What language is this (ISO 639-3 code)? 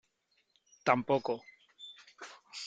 spa